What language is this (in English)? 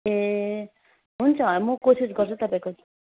Nepali